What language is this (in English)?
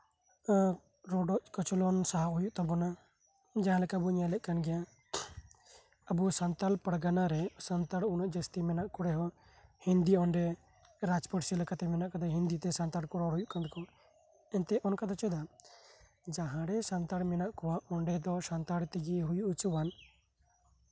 Santali